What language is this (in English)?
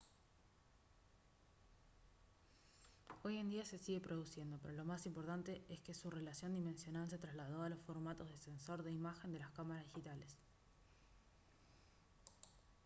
Spanish